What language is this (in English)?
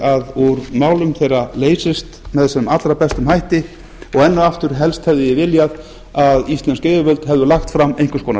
Icelandic